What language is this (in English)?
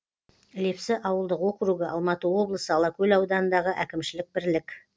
Kazakh